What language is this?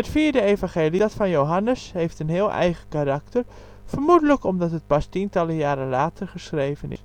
Dutch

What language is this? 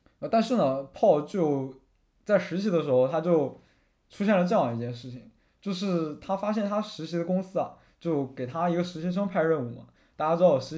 Chinese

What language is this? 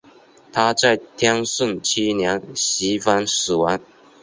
Chinese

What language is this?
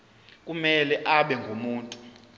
Zulu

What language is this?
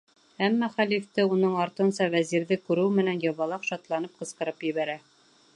Bashkir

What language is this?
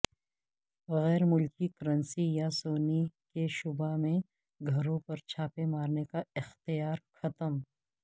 Urdu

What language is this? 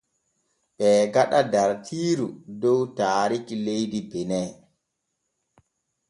Borgu Fulfulde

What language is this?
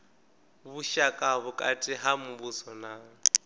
Venda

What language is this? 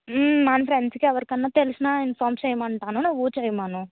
Telugu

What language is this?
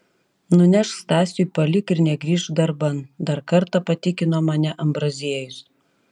Lithuanian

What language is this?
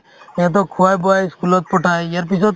Assamese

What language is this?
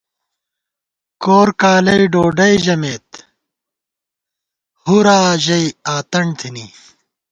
Gawar-Bati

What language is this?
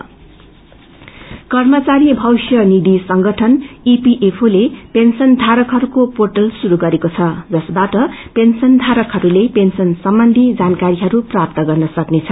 Nepali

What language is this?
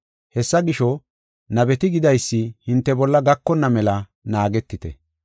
Gofa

